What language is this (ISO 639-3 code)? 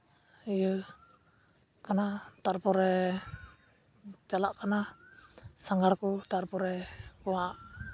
sat